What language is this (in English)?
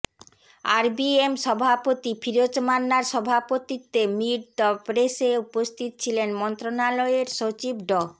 Bangla